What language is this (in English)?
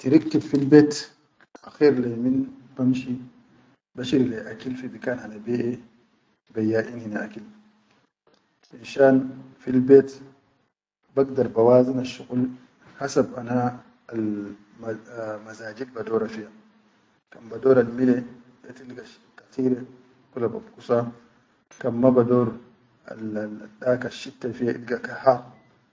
Chadian Arabic